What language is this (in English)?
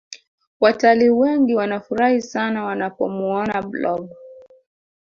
Swahili